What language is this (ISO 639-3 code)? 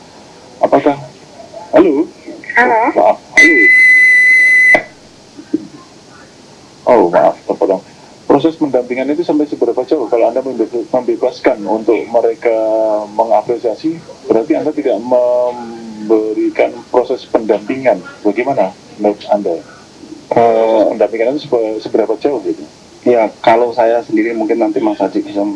ind